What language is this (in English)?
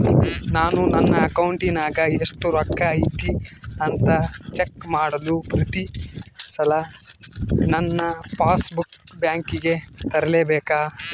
Kannada